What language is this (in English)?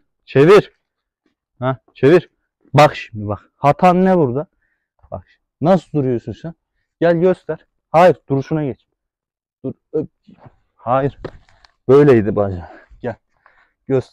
Turkish